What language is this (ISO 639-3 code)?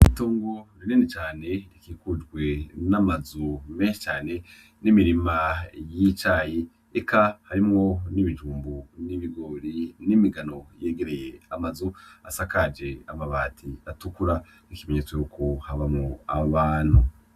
run